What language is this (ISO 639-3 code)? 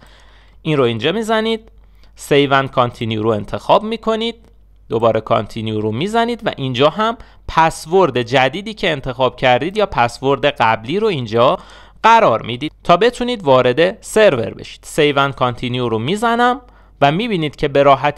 fas